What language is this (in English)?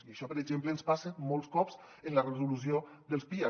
Catalan